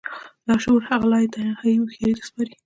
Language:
Pashto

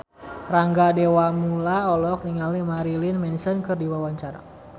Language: Sundanese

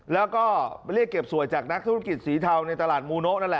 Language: Thai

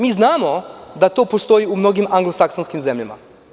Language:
Serbian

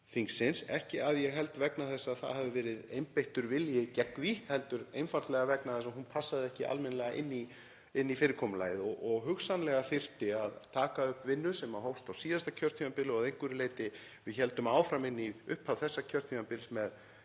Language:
Icelandic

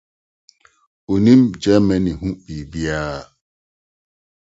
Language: Akan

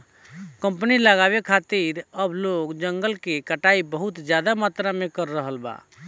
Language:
Bhojpuri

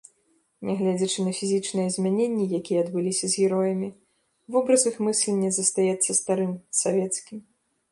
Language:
Belarusian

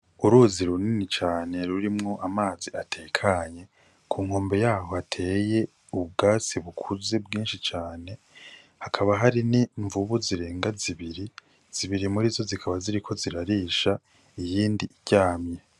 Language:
Rundi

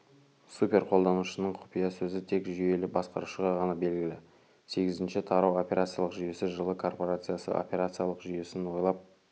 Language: Kazakh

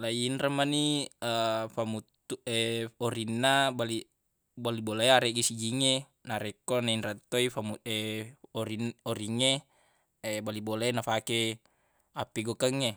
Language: Buginese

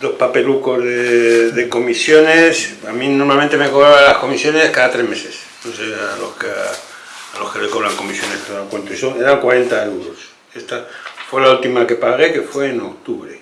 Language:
Spanish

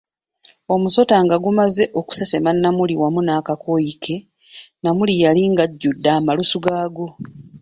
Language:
Ganda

